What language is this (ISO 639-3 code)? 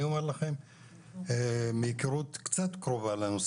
heb